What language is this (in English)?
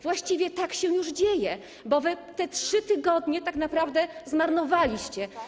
Polish